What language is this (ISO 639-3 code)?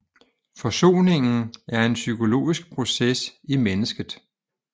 dan